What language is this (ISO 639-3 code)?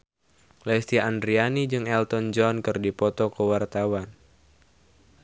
sun